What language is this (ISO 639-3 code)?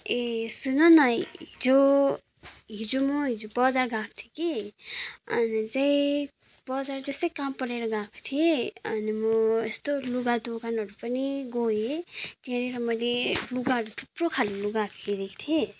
nep